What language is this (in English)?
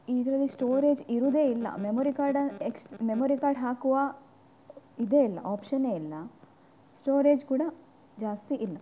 Kannada